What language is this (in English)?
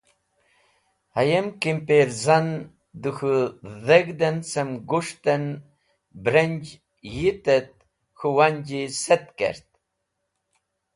Wakhi